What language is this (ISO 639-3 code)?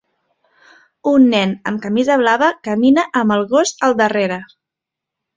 cat